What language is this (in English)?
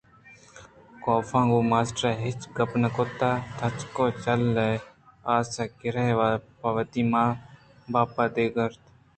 Eastern Balochi